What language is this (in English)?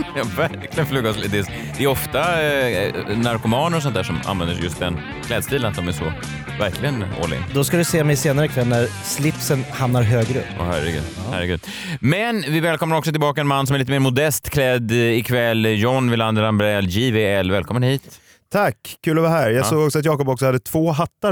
Swedish